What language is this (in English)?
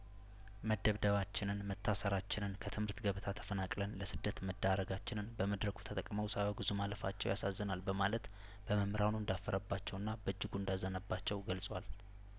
Amharic